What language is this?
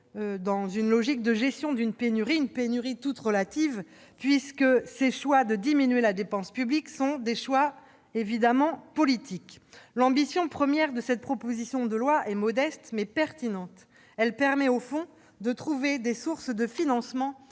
French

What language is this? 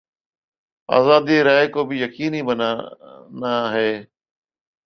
Urdu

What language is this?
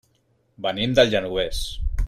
Catalan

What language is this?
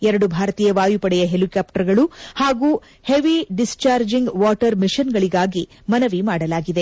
Kannada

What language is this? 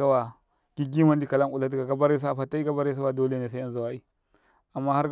Karekare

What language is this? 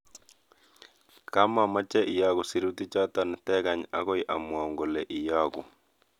Kalenjin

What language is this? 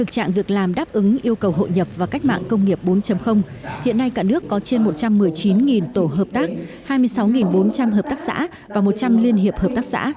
Vietnamese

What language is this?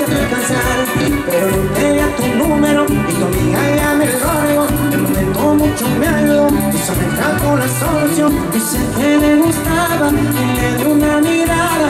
Greek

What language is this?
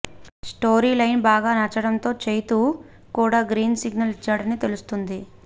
Telugu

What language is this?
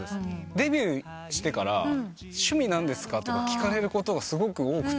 Japanese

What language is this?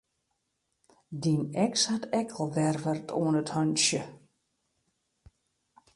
Western Frisian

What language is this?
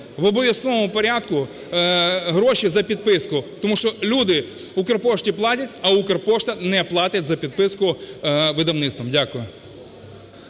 Ukrainian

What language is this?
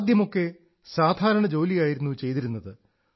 Malayalam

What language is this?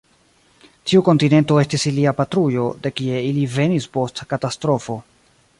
Esperanto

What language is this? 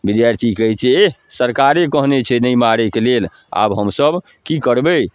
Maithili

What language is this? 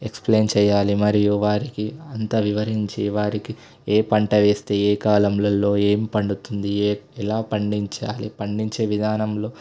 Telugu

